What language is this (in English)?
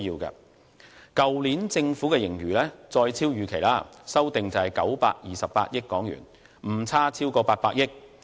Cantonese